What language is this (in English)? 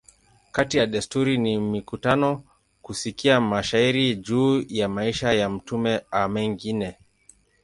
Swahili